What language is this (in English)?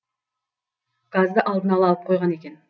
Kazakh